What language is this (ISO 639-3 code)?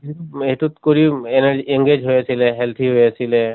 asm